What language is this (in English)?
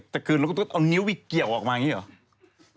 Thai